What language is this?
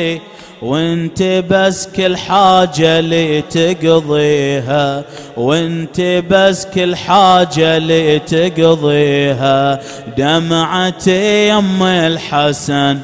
Arabic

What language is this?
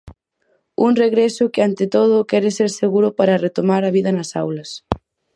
Galician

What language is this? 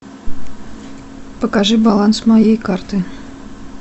Russian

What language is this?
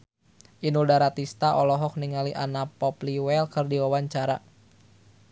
Sundanese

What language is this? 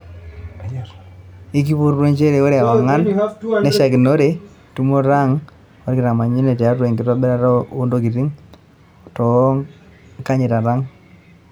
Masai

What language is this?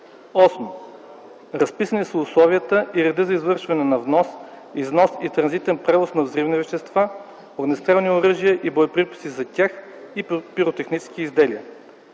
Bulgarian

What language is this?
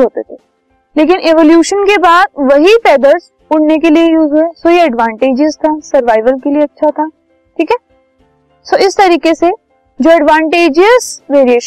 Hindi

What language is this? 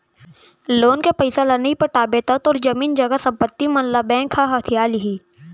Chhattisgarhi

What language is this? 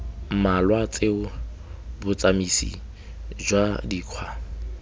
Tswana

